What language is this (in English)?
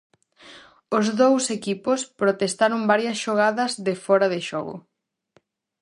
Galician